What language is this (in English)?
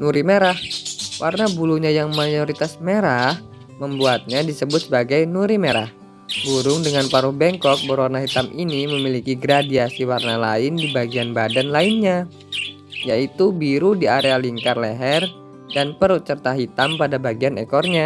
Indonesian